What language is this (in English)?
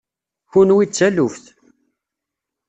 Kabyle